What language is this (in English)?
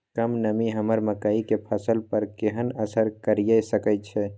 Maithili